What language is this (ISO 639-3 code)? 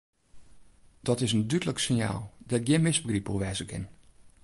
fry